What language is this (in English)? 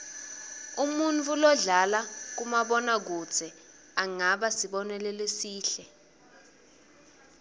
Swati